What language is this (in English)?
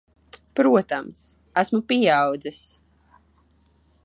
Latvian